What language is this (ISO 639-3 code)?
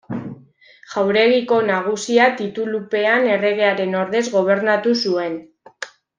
eus